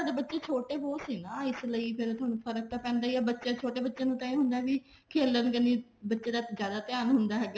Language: Punjabi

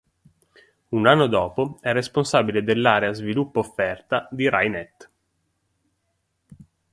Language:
Italian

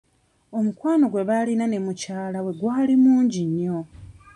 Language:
Ganda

